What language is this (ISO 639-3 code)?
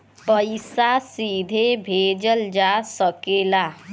bho